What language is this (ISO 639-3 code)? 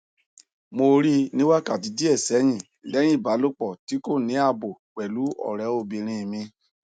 yor